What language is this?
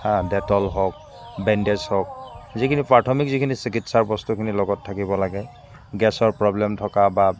Assamese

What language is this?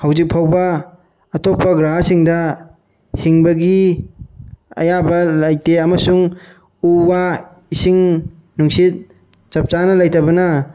Manipuri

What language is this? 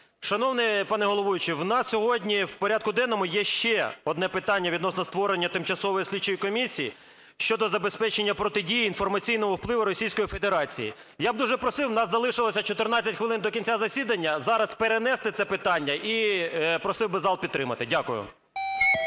Ukrainian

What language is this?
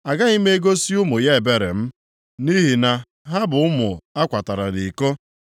Igbo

